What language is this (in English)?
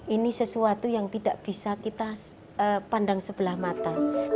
Indonesian